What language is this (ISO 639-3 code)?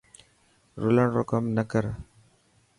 mki